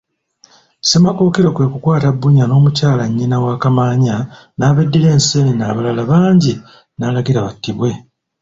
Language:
Ganda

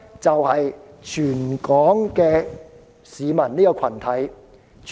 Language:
Cantonese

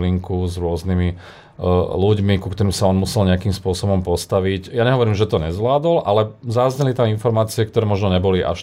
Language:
Slovak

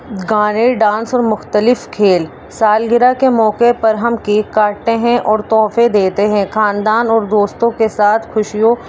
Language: Urdu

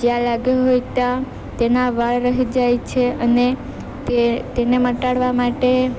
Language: Gujarati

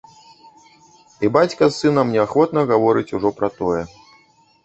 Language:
Belarusian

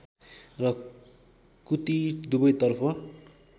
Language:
Nepali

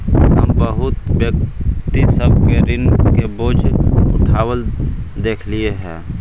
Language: Magahi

